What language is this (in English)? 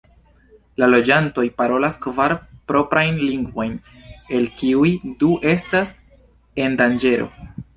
Esperanto